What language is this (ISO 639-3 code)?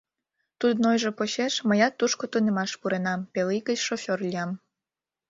chm